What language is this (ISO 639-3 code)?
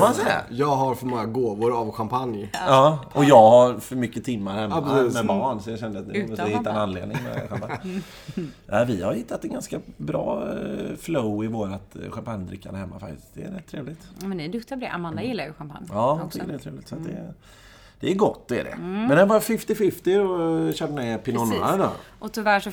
swe